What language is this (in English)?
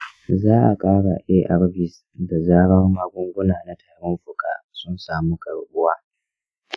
Hausa